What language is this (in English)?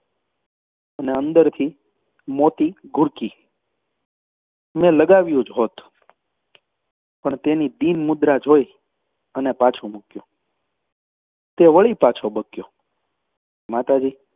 Gujarati